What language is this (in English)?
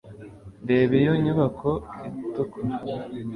Kinyarwanda